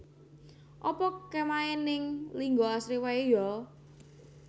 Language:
Javanese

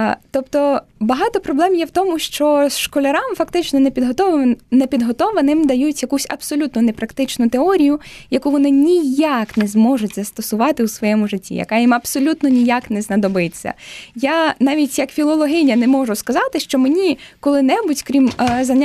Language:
Ukrainian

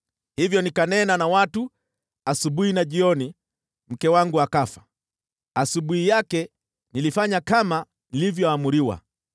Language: Swahili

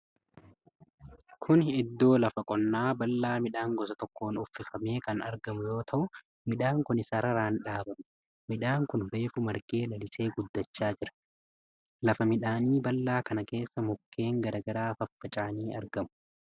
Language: Oromo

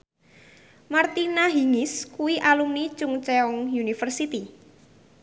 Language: Javanese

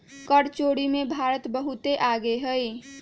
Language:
Magahi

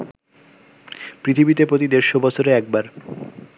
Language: Bangla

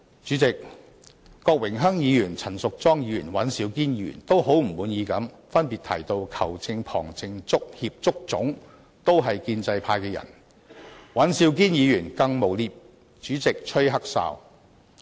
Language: Cantonese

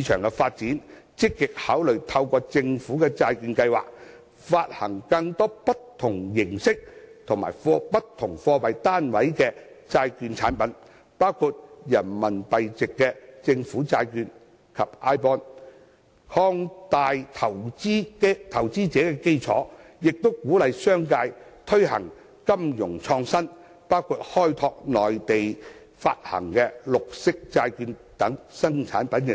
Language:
Cantonese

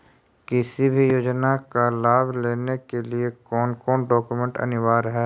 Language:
Magahi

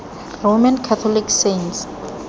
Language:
Tswana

